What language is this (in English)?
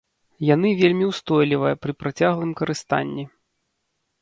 Belarusian